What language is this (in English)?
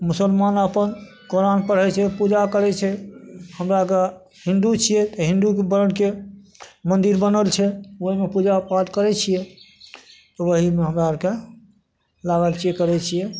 Maithili